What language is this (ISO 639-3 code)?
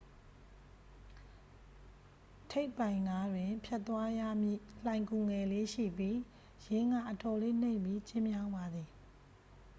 mya